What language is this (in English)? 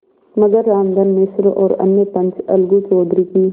Hindi